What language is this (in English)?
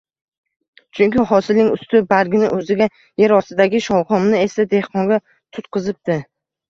Uzbek